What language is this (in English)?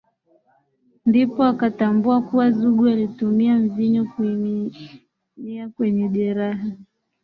Swahili